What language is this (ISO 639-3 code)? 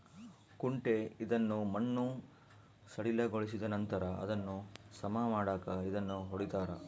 kan